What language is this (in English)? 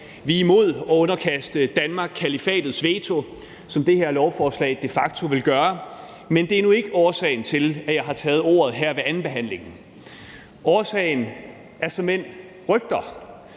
Danish